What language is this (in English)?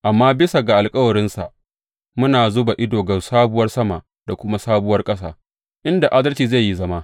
Hausa